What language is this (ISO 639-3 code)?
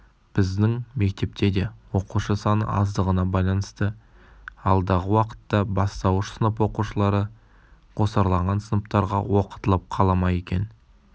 kaz